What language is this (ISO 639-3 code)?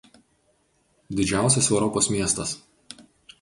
lit